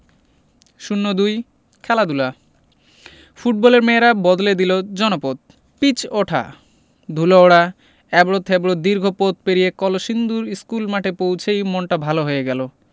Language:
Bangla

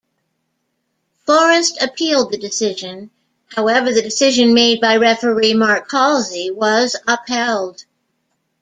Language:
English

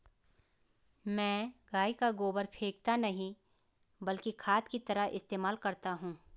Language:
Hindi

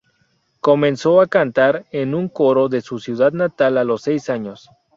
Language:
Spanish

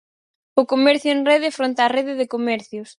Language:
Galician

